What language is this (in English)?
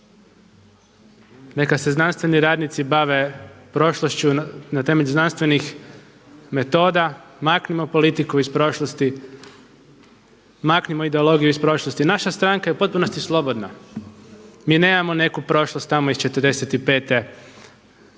Croatian